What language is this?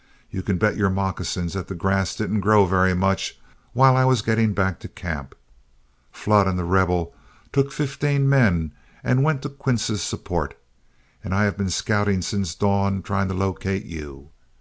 English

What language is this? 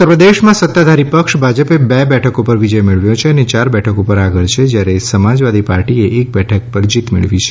Gujarati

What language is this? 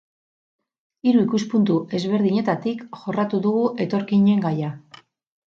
Basque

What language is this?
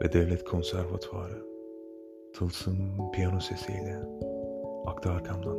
Turkish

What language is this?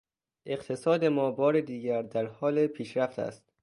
Persian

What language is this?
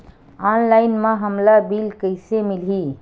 Chhattisgarhi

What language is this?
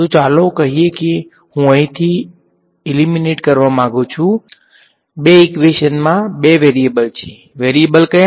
Gujarati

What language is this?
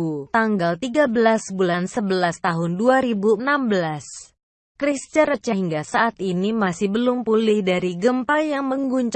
Indonesian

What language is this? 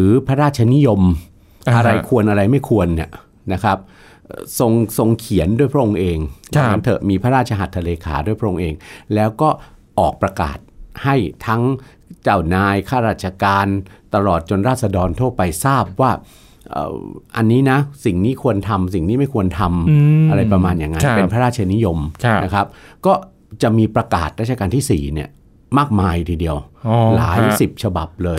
Thai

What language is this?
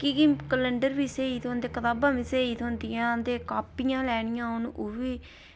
Dogri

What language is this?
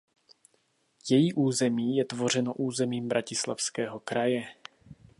Czech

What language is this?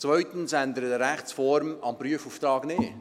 Swiss German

